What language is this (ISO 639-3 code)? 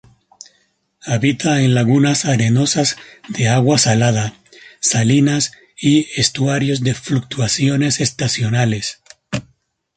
spa